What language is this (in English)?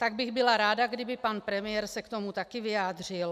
Czech